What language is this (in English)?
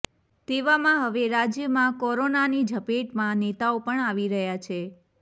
Gujarati